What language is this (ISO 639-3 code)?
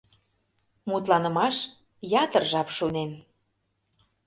chm